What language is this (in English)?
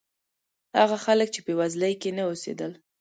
Pashto